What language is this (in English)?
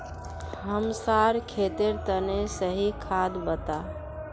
Magahi